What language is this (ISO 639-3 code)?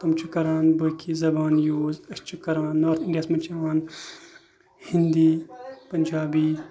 kas